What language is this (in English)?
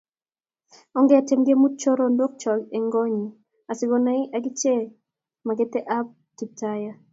Kalenjin